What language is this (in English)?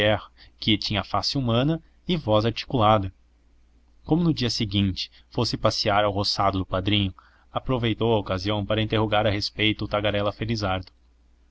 Portuguese